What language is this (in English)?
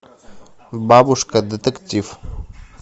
Russian